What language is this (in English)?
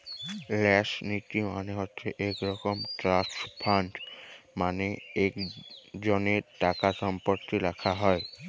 Bangla